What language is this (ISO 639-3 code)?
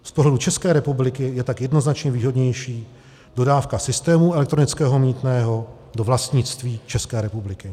ces